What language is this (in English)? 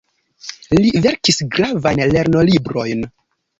Esperanto